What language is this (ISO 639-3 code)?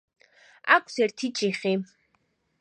kat